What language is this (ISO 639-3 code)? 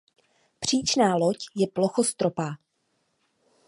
ces